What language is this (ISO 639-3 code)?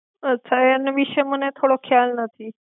guj